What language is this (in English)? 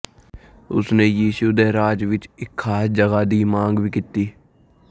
Punjabi